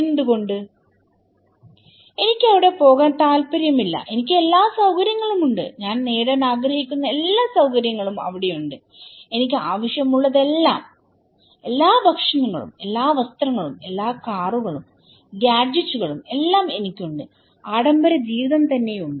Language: Malayalam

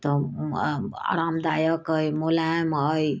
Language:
Maithili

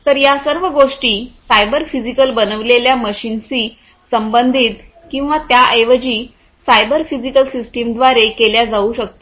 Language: Marathi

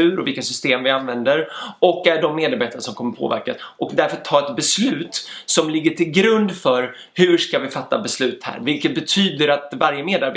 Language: Swedish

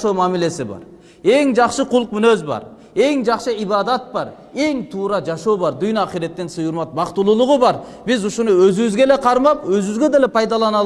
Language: Turkish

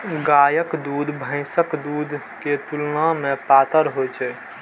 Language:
Maithili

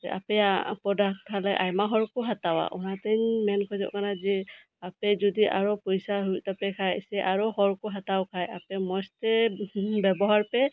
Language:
Santali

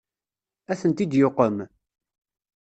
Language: Kabyle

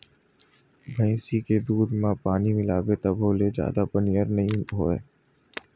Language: Chhattisgarhi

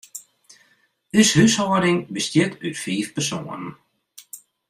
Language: Western Frisian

